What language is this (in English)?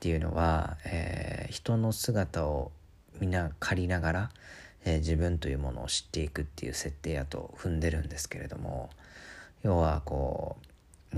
Japanese